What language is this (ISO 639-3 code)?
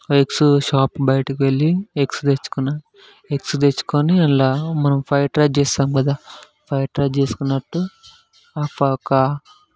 tel